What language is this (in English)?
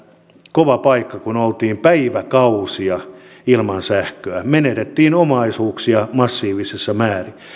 Finnish